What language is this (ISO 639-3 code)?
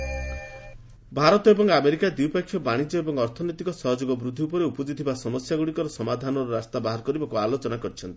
ori